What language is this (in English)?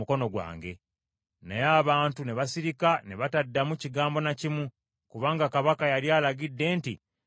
Ganda